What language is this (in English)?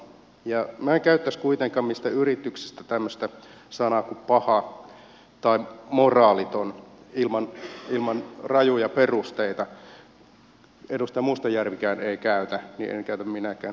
Finnish